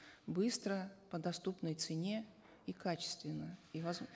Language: Kazakh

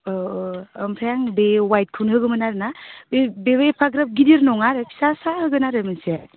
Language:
Bodo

